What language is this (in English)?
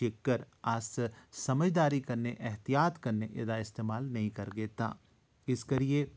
Dogri